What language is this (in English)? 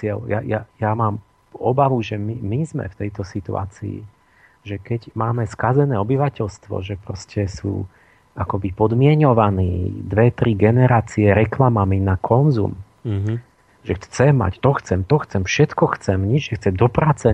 Slovak